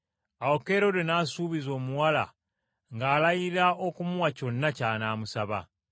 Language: Ganda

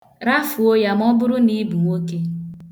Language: Igbo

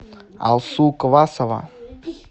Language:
Russian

